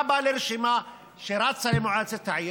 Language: Hebrew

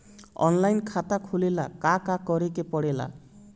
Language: Bhojpuri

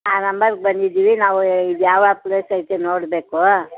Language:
Kannada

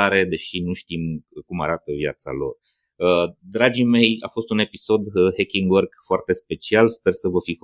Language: Romanian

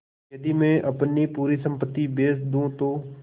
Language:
Hindi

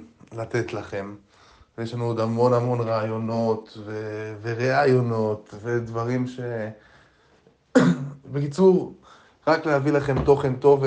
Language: Hebrew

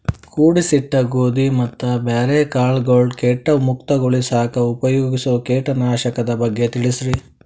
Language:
Kannada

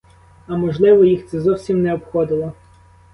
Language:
Ukrainian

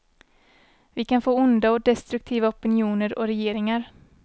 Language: Swedish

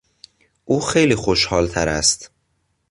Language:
Persian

